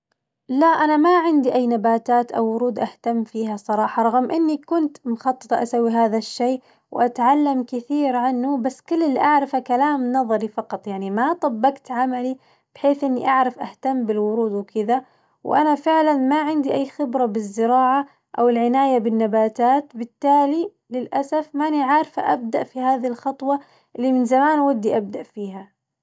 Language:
Najdi Arabic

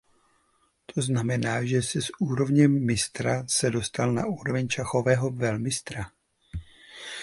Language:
Czech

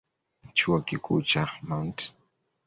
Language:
Swahili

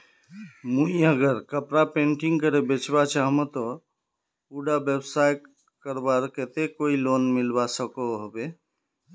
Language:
Magahi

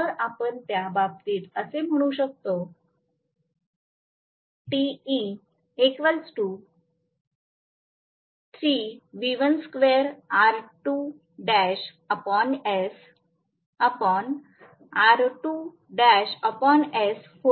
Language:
Marathi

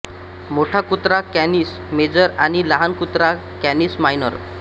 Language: Marathi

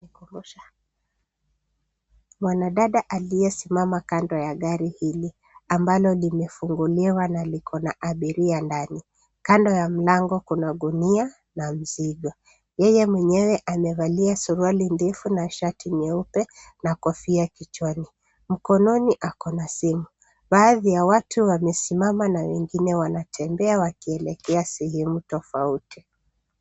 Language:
Swahili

